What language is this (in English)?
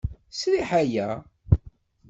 Kabyle